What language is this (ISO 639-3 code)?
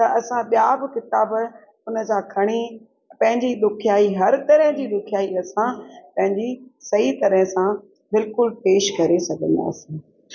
snd